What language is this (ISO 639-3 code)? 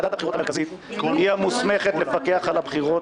heb